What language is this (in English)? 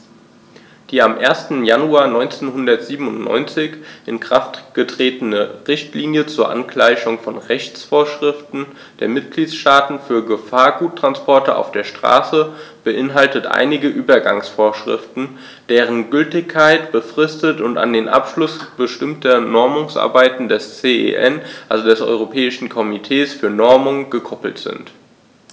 German